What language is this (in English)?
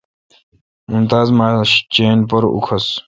Kalkoti